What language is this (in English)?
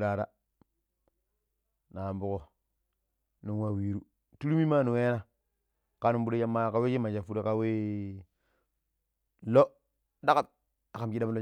Pero